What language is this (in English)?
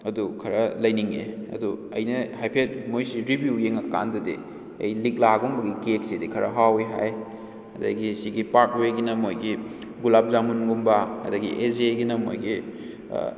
Manipuri